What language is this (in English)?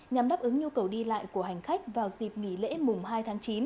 Vietnamese